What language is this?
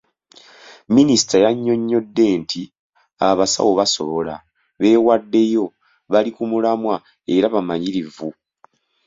Ganda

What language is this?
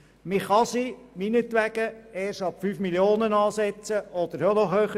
Swiss German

